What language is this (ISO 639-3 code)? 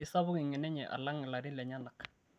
mas